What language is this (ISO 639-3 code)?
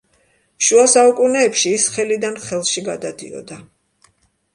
kat